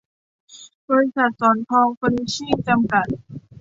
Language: Thai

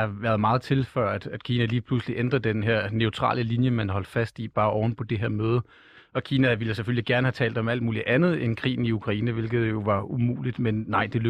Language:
Danish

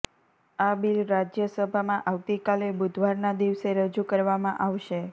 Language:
Gujarati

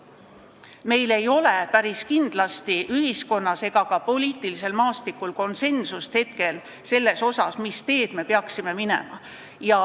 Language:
Estonian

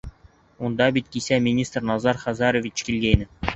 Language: Bashkir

